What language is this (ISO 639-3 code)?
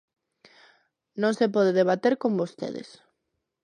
glg